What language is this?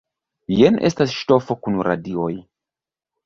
Esperanto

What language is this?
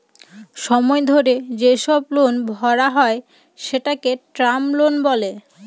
Bangla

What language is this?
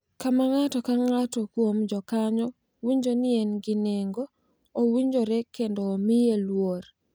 Luo (Kenya and Tanzania)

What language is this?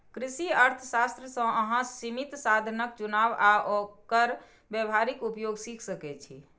Maithili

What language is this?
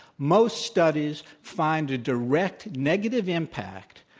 English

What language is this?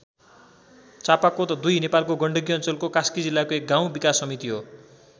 Nepali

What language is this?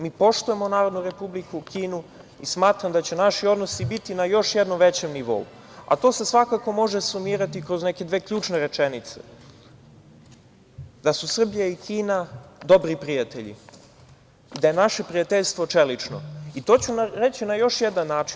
Serbian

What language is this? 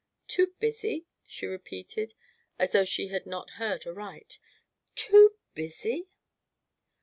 English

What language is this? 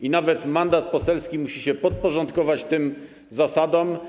Polish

